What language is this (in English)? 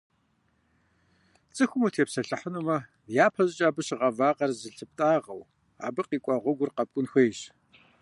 Kabardian